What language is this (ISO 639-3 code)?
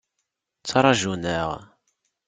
kab